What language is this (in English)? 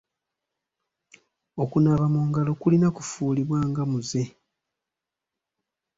Ganda